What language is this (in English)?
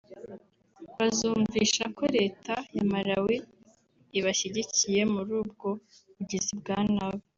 Kinyarwanda